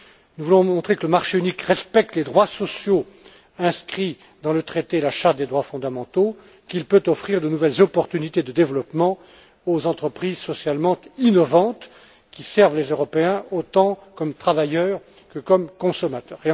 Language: French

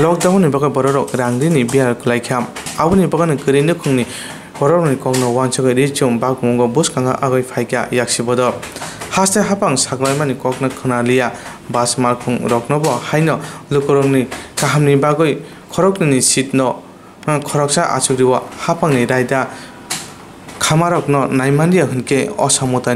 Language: Romanian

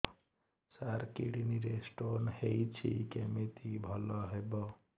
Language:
Odia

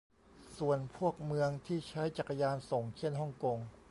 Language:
Thai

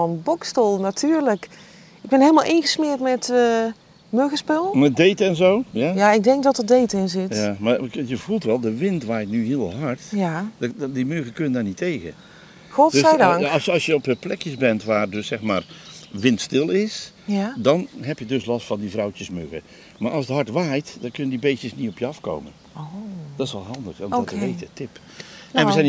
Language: Dutch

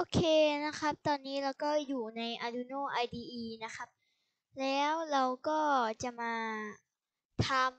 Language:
Thai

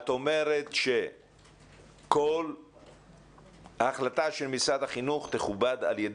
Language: Hebrew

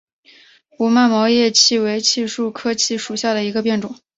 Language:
Chinese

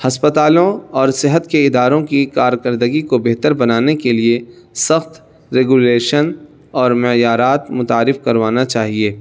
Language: Urdu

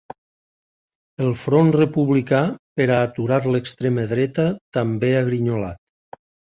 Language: Catalan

